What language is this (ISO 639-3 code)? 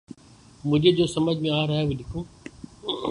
urd